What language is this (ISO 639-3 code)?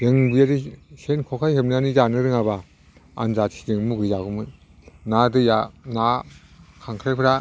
brx